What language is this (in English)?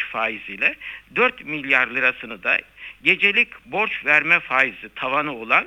Turkish